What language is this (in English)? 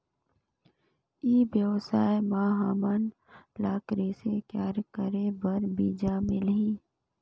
Chhattisgarhi